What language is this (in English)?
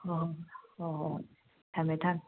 Manipuri